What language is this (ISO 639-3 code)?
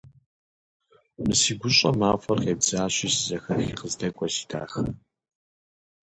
kbd